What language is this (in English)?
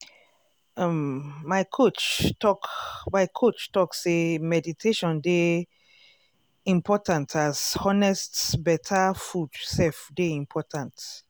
Nigerian Pidgin